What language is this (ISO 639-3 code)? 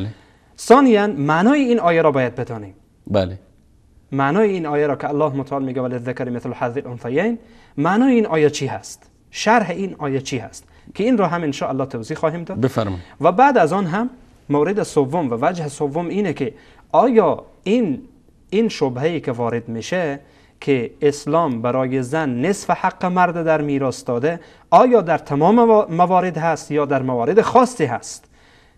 fas